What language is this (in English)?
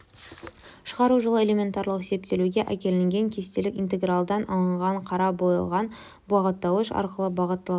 Kazakh